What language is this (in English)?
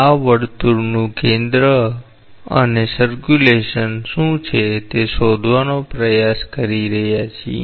Gujarati